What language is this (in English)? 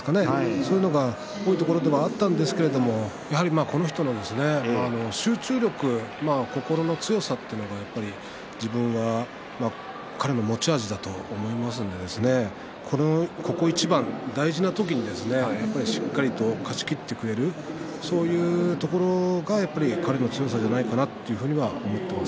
Japanese